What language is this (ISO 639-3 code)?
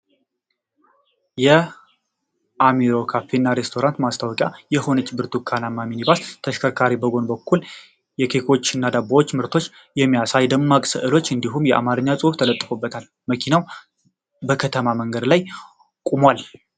amh